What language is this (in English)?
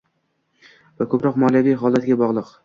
Uzbek